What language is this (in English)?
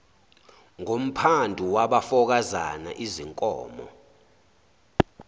Zulu